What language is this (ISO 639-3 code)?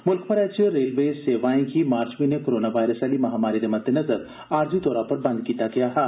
doi